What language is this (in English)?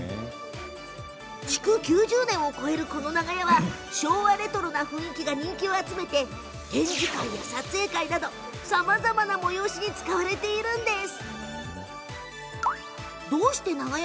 Japanese